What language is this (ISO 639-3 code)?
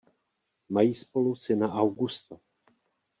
ces